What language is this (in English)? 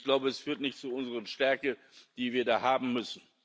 German